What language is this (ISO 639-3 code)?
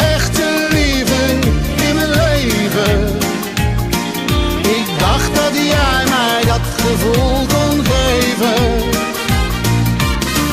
nld